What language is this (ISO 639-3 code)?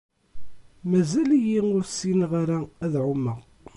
kab